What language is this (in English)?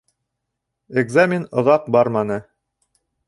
Bashkir